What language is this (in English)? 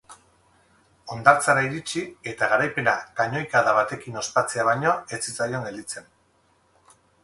Basque